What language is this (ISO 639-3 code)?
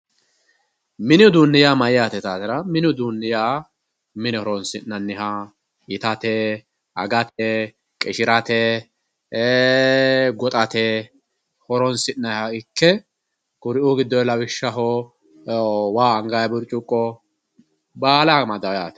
sid